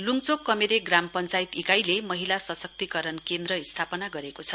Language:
Nepali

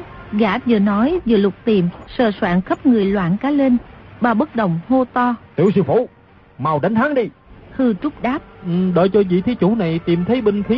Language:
Vietnamese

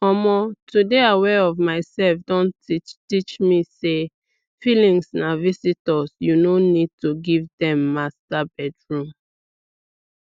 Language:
Nigerian Pidgin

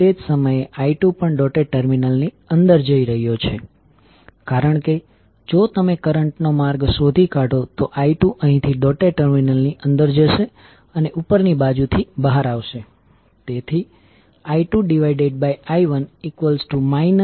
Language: Gujarati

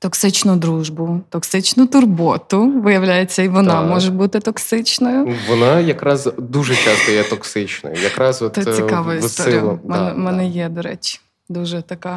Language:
Ukrainian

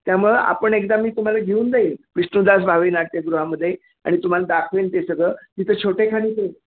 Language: Marathi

